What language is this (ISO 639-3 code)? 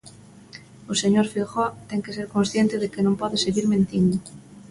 glg